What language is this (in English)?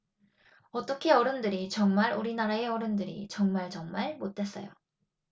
Korean